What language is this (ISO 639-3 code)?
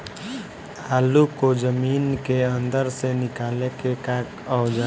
bho